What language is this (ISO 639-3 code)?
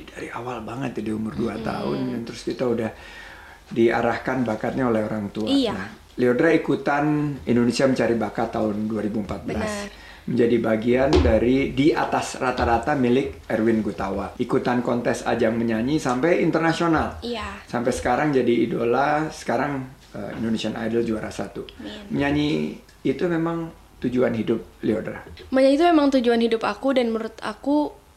ind